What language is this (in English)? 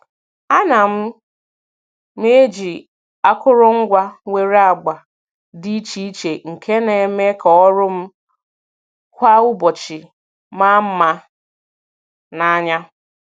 Igbo